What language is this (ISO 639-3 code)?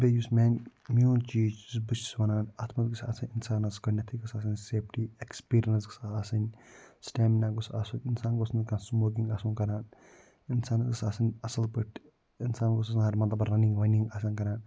kas